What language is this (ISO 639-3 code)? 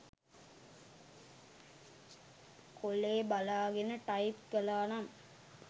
sin